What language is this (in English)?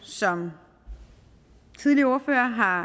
Danish